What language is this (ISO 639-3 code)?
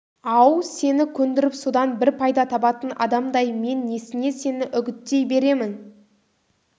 kaz